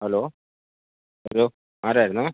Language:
Malayalam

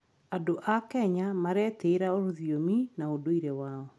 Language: Kikuyu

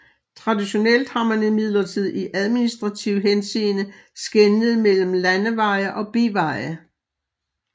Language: Danish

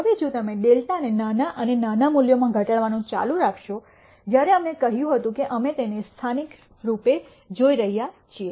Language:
Gujarati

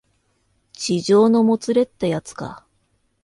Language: Japanese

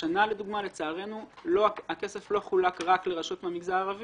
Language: Hebrew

